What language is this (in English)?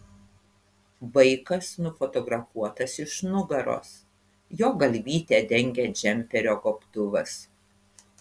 Lithuanian